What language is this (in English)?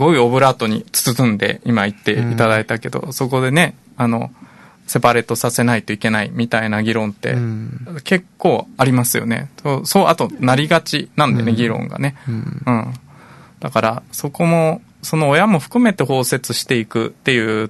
Japanese